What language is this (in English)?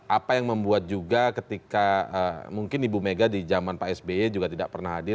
Indonesian